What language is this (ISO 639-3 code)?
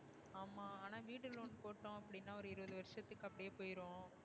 tam